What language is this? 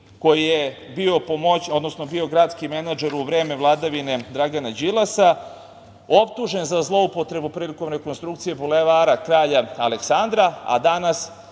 Serbian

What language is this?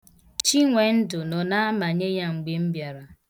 Igbo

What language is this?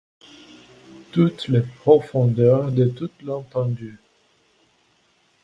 French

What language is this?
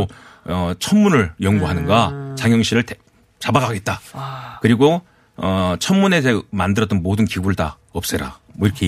Korean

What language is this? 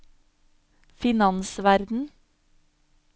Norwegian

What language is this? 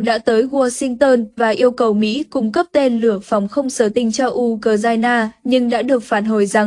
Vietnamese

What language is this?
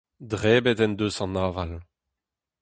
Breton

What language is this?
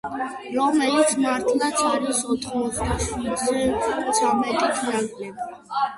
Georgian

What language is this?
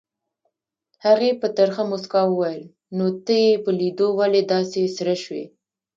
Pashto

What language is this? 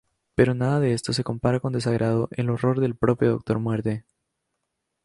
Spanish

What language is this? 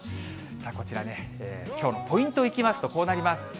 Japanese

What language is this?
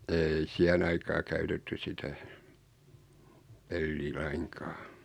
Finnish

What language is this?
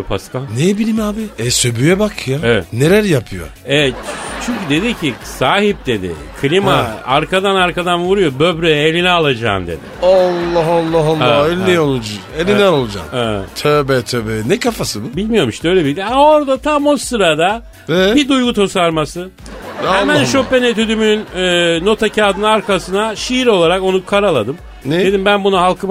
Turkish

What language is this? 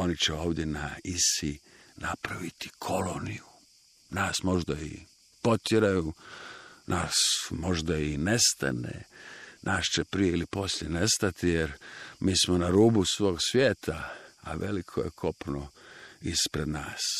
Croatian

